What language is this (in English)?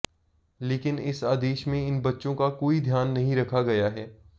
Hindi